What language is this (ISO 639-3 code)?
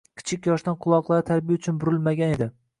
uzb